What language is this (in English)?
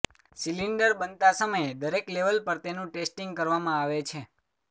Gujarati